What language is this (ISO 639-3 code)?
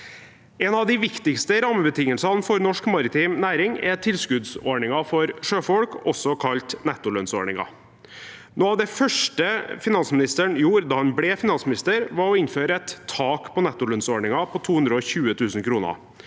nor